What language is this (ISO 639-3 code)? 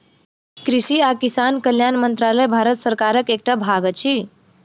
mai